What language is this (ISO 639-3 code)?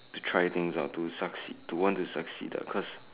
eng